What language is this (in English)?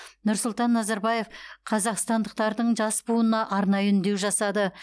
Kazakh